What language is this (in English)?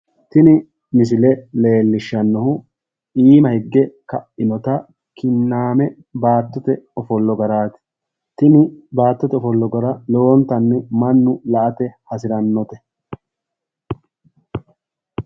Sidamo